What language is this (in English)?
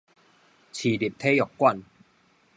Min Nan Chinese